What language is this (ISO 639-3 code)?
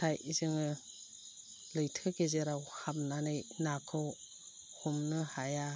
brx